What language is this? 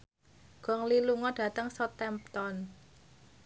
Javanese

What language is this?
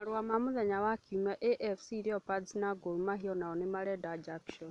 Kikuyu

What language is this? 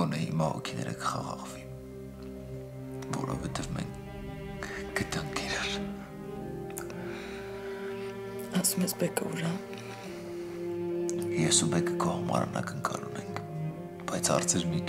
Turkish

